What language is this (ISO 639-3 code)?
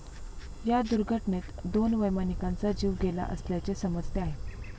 mar